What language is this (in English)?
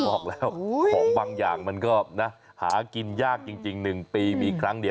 Thai